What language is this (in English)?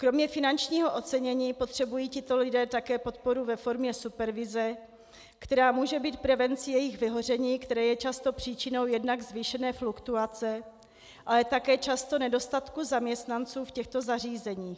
Czech